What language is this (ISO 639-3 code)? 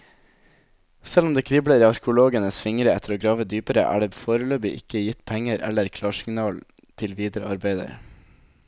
nor